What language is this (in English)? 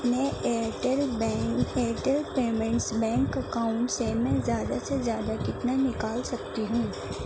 Urdu